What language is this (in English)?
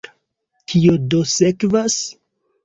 Esperanto